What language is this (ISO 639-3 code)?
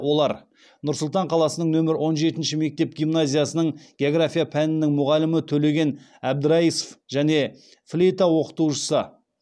kaz